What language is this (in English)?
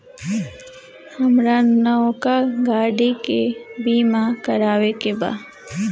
Bhojpuri